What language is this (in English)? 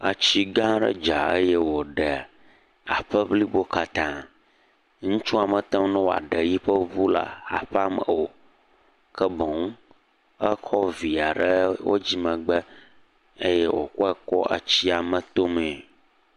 Ewe